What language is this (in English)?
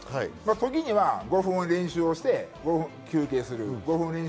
Japanese